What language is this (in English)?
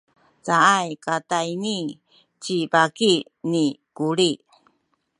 Sakizaya